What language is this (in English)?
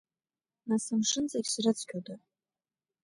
Abkhazian